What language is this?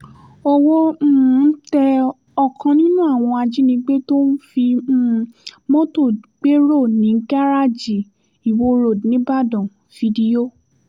Yoruba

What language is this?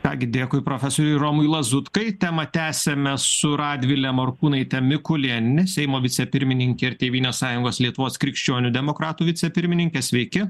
Lithuanian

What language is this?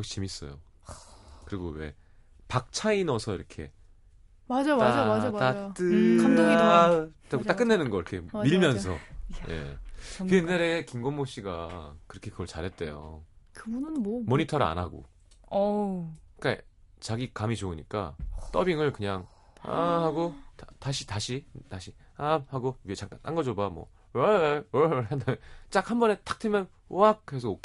Korean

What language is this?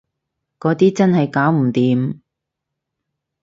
Cantonese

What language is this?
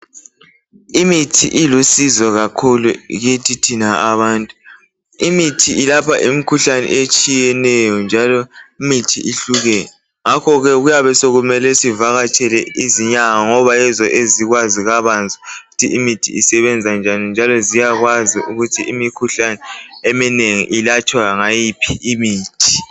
North Ndebele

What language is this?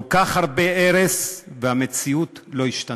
Hebrew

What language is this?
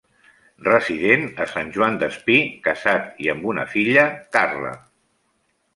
Catalan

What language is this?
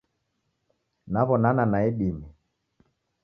Taita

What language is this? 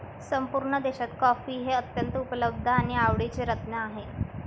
Marathi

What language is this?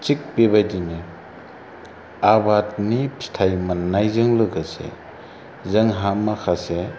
Bodo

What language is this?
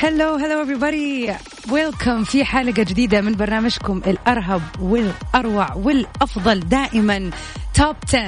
Arabic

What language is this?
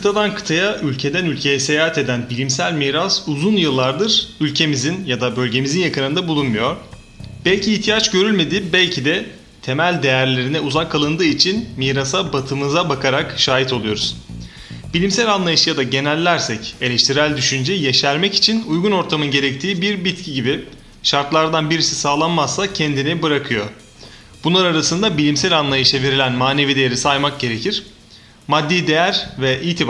Turkish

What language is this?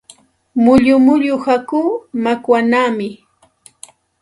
Santa Ana de Tusi Pasco Quechua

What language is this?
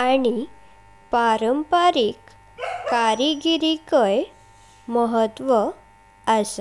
Konkani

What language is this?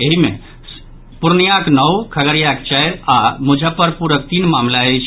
Maithili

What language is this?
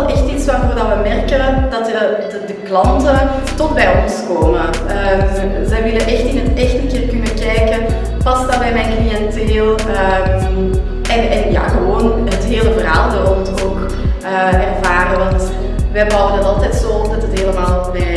Dutch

